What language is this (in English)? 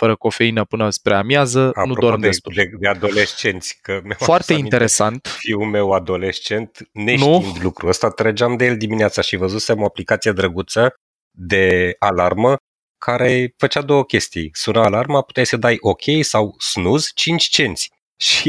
Romanian